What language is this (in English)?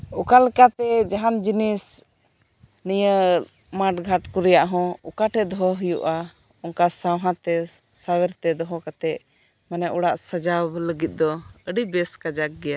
Santali